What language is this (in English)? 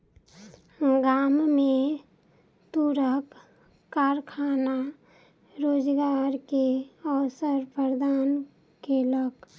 Maithili